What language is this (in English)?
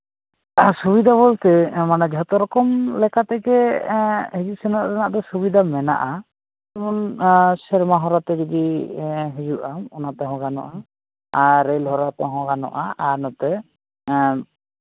Santali